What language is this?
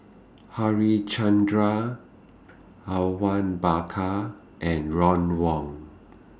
English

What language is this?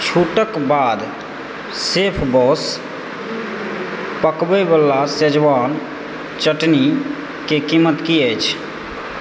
Maithili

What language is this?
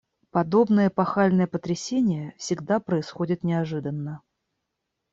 Russian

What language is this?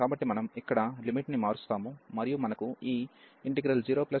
Telugu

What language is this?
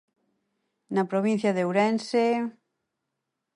Galician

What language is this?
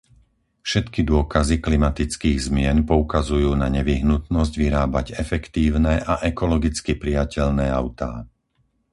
Slovak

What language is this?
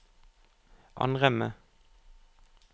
Norwegian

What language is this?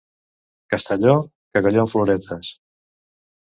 Catalan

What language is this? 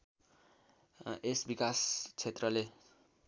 Nepali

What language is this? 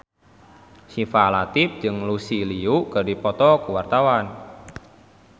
Sundanese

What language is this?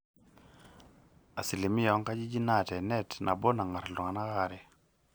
Masai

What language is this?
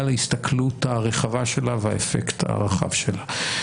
Hebrew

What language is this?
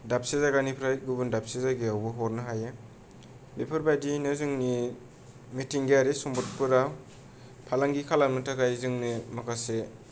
Bodo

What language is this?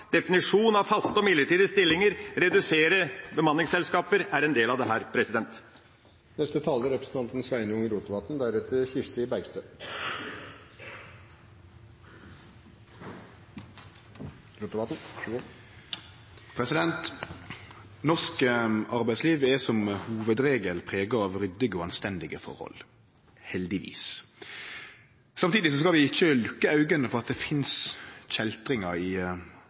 Norwegian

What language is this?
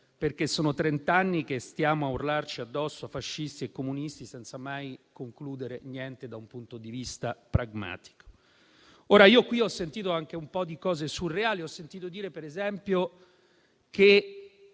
Italian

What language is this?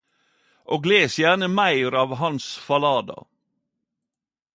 Norwegian Nynorsk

